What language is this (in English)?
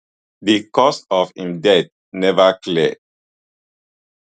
Nigerian Pidgin